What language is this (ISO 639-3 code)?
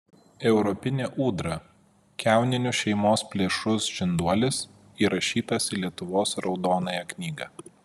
lit